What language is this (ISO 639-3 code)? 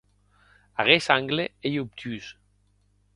oci